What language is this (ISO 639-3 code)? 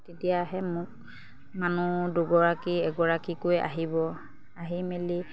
asm